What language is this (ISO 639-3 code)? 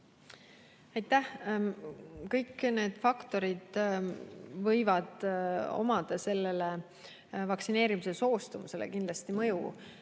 est